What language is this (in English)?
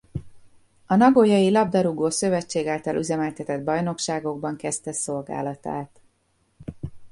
Hungarian